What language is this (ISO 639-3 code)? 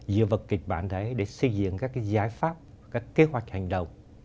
vie